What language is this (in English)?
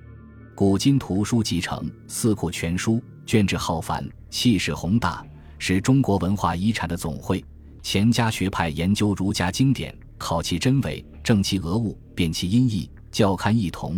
Chinese